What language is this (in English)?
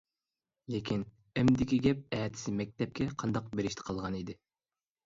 Uyghur